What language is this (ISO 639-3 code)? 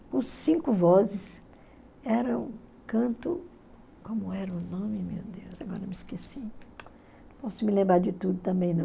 por